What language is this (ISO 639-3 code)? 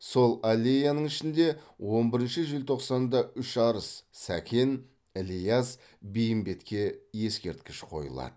kaz